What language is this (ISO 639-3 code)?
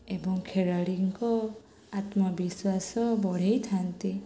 ori